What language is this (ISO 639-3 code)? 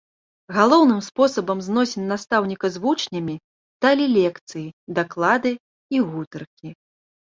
bel